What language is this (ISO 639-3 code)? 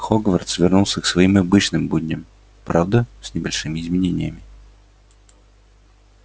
rus